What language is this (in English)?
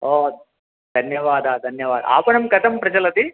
Sanskrit